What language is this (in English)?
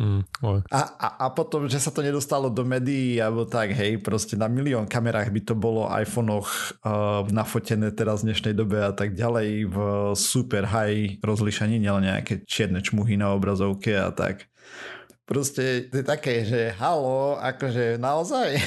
Slovak